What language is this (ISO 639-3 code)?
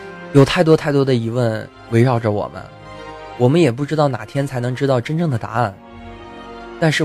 zho